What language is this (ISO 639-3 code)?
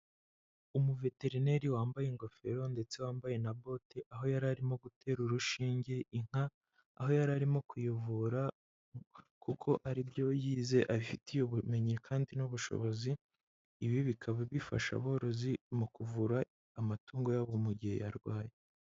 kin